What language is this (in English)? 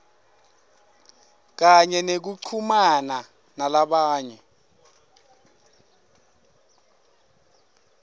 Swati